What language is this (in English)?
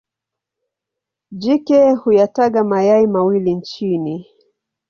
Swahili